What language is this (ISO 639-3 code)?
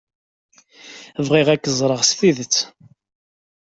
kab